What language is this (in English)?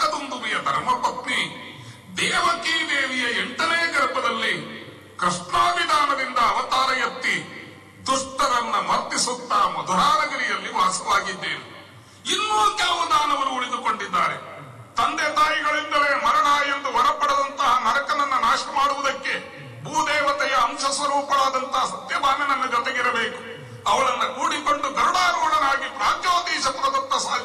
Kannada